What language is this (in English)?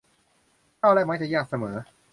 Thai